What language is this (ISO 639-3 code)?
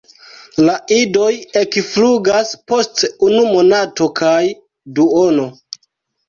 epo